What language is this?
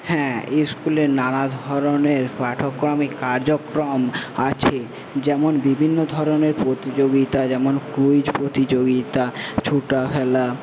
Bangla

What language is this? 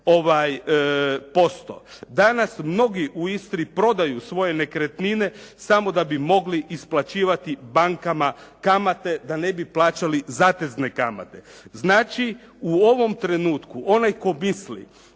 Croatian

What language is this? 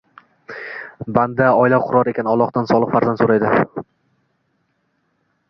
Uzbek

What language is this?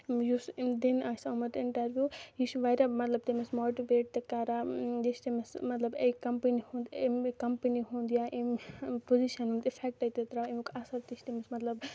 Kashmiri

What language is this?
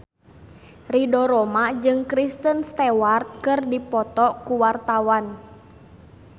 Sundanese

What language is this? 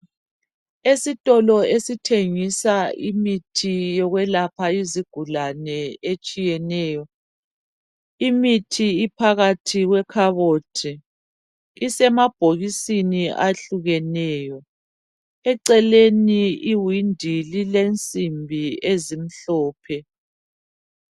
North Ndebele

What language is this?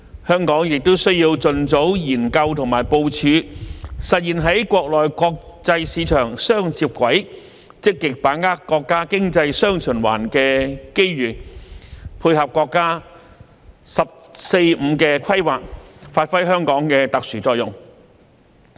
Cantonese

